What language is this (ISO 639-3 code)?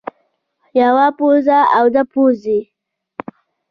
pus